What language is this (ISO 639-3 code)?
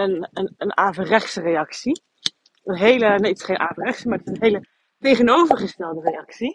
nld